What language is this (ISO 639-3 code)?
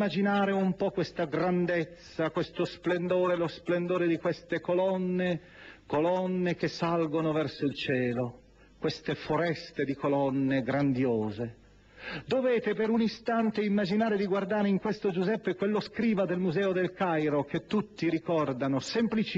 ita